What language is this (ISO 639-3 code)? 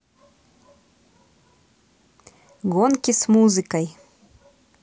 rus